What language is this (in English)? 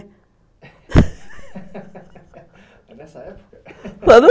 Portuguese